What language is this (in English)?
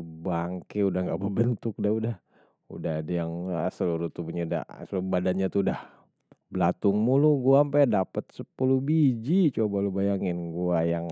Betawi